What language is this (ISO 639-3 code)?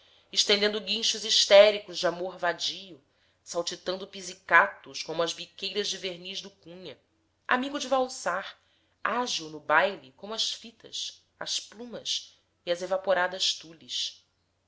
por